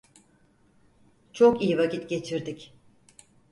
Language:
Turkish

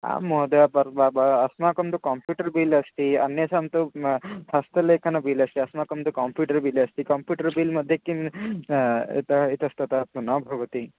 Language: Sanskrit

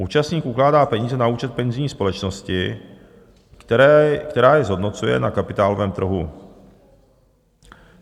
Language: Czech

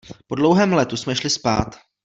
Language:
Czech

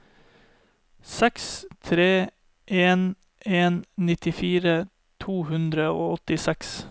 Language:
Norwegian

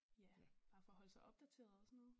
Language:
Danish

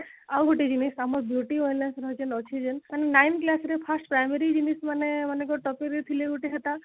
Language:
Odia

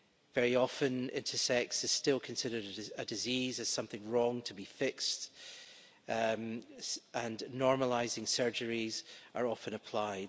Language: English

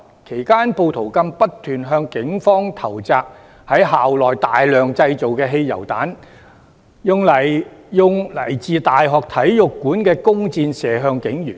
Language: Cantonese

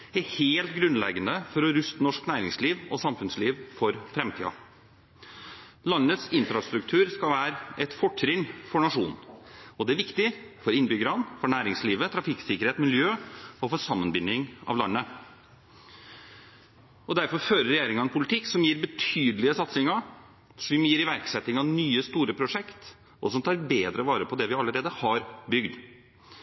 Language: Norwegian Bokmål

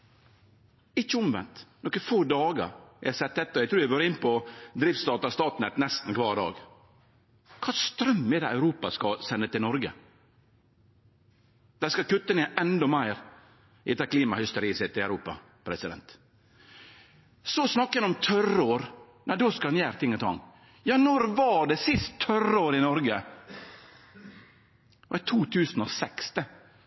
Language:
Norwegian Nynorsk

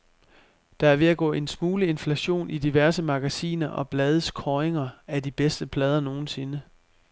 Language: Danish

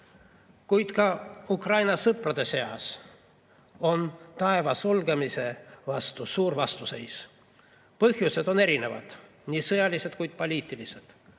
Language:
Estonian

